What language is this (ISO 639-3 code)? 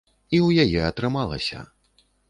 bel